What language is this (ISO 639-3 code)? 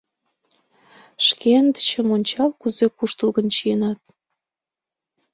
chm